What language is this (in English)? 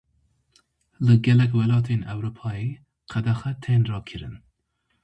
Kurdish